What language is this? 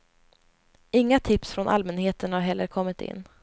Swedish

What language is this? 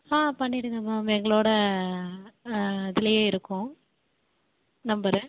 Tamil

